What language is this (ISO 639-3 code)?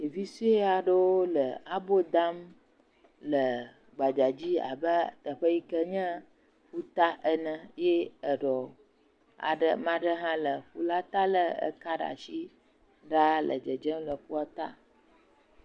ewe